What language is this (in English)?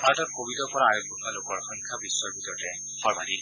Assamese